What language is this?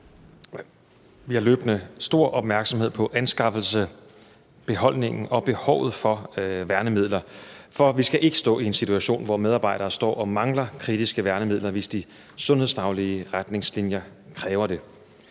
Danish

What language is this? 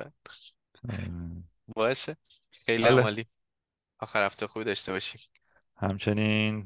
Persian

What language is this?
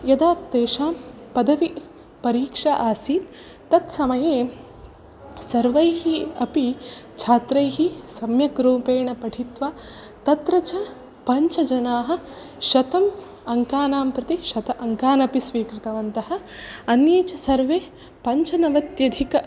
Sanskrit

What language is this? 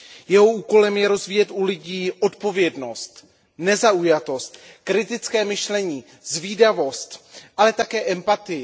Czech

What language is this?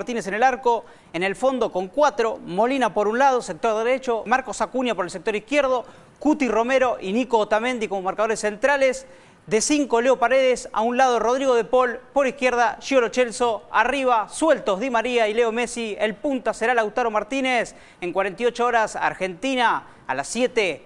Spanish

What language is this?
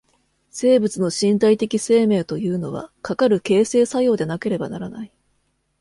Japanese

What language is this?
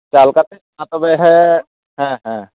Santali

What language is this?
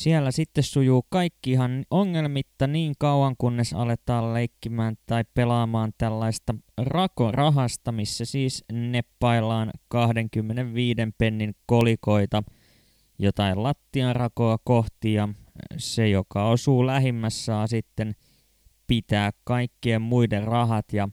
Finnish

